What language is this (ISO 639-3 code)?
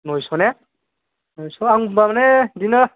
brx